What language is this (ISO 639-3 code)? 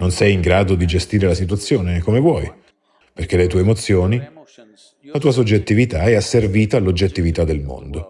ita